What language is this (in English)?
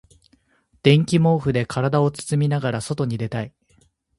Japanese